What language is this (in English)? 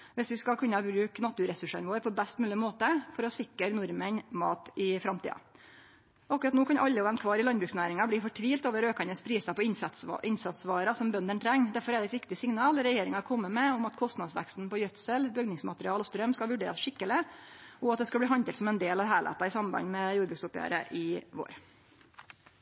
Norwegian Nynorsk